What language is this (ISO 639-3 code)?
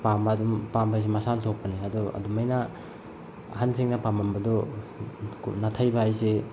mni